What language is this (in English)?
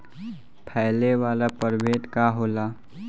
Bhojpuri